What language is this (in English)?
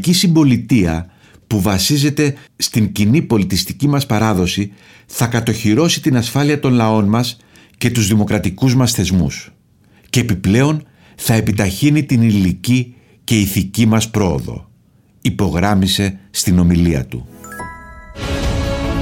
Greek